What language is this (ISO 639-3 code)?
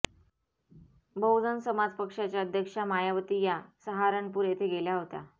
mar